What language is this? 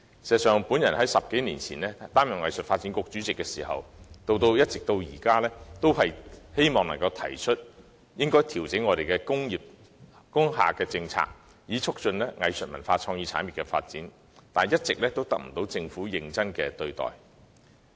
Cantonese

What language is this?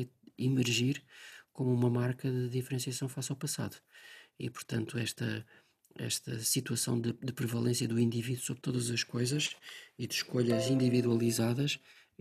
Portuguese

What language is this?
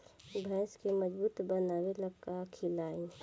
Bhojpuri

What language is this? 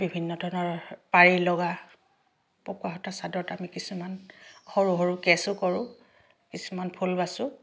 Assamese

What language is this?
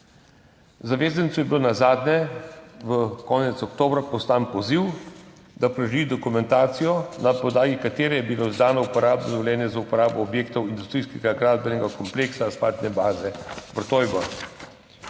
Slovenian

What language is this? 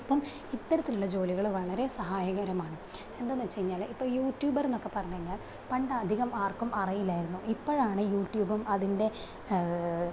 Malayalam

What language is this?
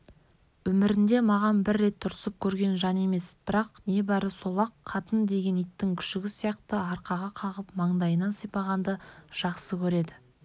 Kazakh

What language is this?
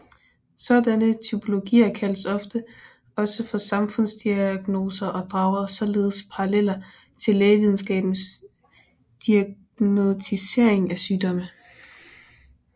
Danish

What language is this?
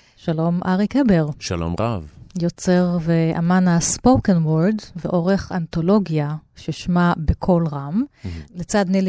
Hebrew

